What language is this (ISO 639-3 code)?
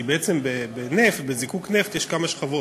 heb